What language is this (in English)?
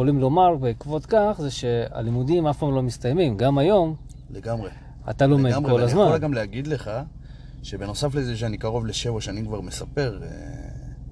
Hebrew